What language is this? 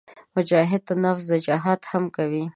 Pashto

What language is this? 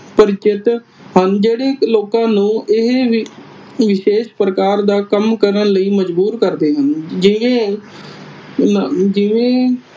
Punjabi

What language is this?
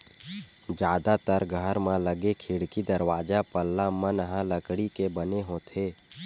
Chhattisgarhi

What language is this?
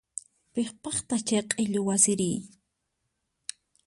Puno Quechua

